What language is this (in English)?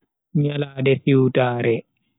Bagirmi Fulfulde